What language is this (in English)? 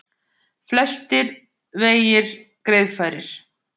Icelandic